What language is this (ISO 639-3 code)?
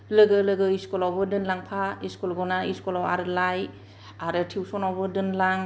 brx